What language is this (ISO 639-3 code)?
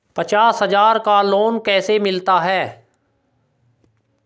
hin